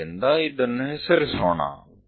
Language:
Kannada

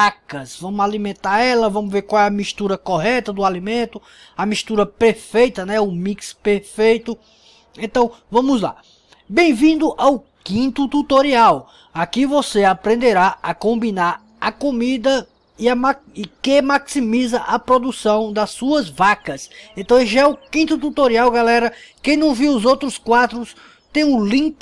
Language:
Portuguese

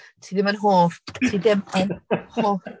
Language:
Welsh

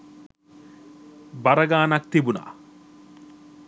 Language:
Sinhala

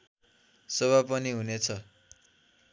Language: Nepali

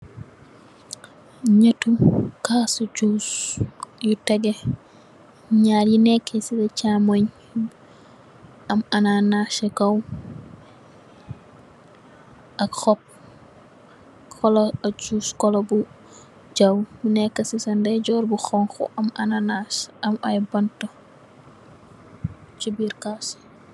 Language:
Wolof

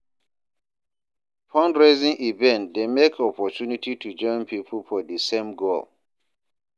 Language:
Nigerian Pidgin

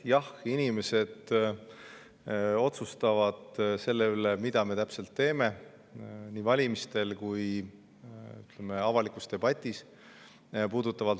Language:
Estonian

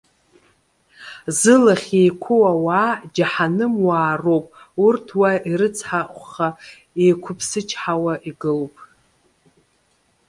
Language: Abkhazian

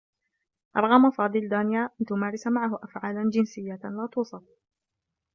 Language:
Arabic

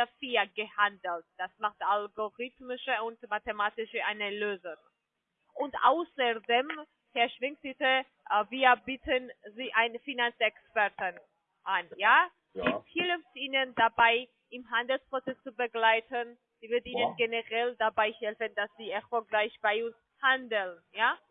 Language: German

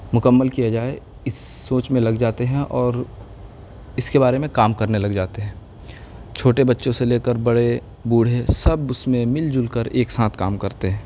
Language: Urdu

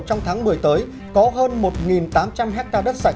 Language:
Vietnamese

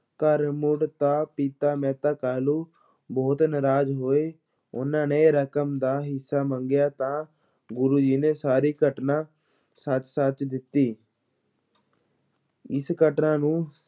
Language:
Punjabi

